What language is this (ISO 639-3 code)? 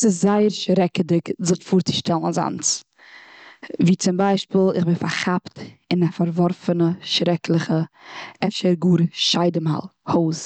yid